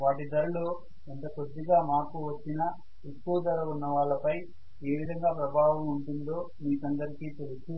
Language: Telugu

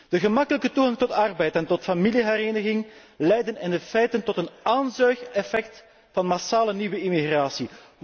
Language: Dutch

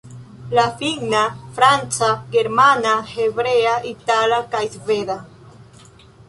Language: Esperanto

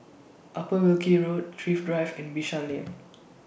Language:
English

